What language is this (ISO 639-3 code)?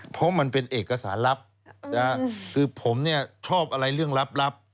tha